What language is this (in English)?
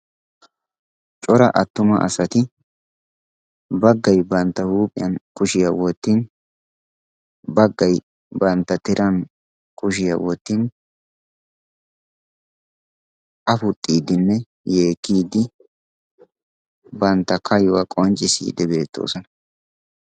Wolaytta